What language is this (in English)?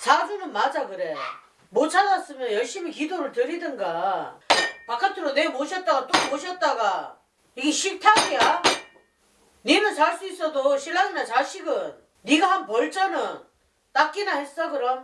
Korean